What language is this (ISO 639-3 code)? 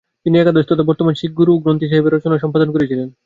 ben